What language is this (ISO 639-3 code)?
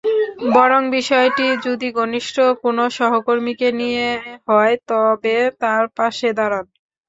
ben